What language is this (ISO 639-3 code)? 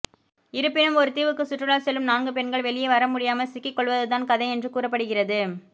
tam